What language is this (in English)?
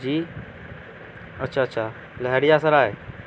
Urdu